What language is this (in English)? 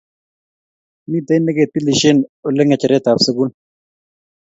Kalenjin